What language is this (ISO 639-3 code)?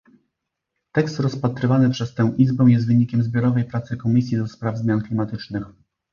pol